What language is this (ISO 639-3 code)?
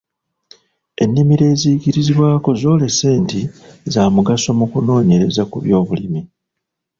lug